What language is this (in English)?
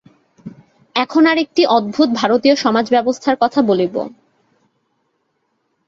Bangla